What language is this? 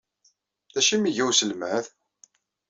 Kabyle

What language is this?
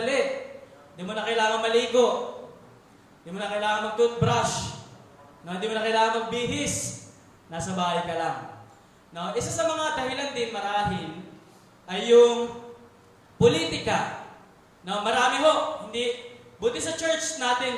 Filipino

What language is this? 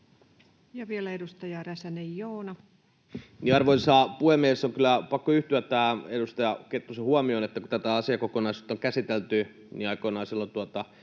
Finnish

